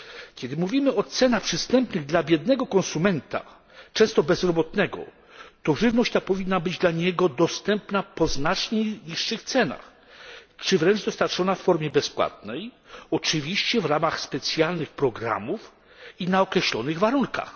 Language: Polish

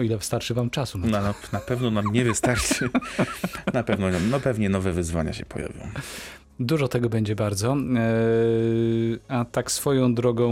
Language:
Polish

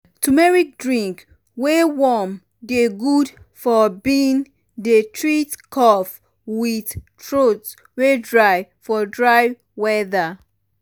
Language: Nigerian Pidgin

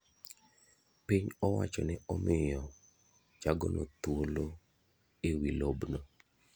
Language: Luo (Kenya and Tanzania)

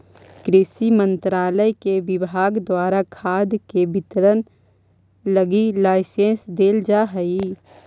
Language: Magahi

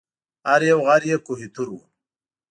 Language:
Pashto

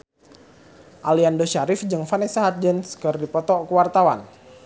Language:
Sundanese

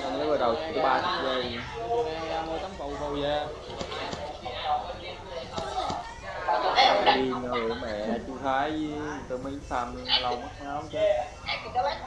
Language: Vietnamese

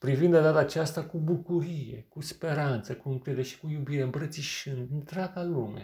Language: Romanian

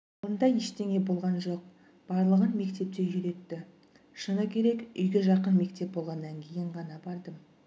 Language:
Kazakh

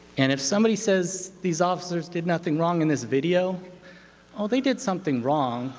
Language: English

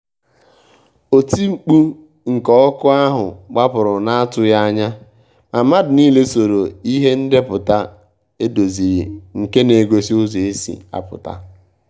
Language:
Igbo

